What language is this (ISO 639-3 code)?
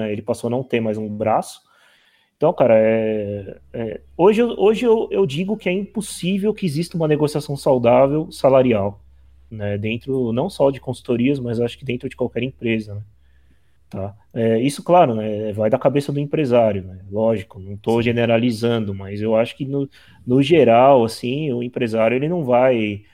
por